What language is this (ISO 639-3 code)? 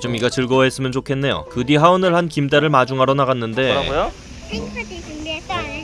kor